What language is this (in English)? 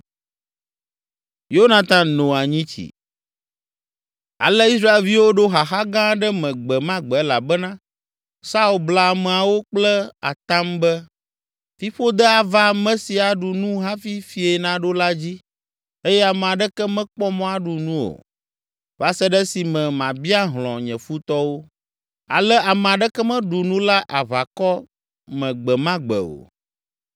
Ewe